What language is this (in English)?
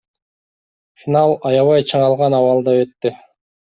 Kyrgyz